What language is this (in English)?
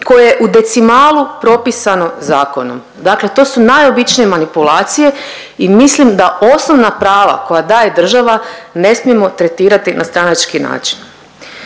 Croatian